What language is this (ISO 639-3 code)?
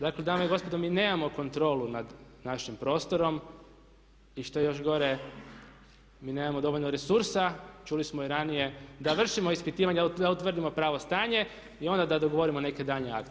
hrv